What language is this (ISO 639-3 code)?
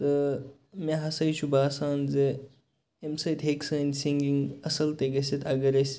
kas